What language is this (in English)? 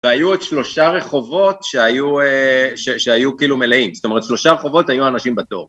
Hebrew